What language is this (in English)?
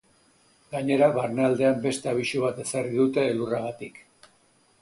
Basque